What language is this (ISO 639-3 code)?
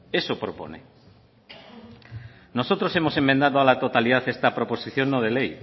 spa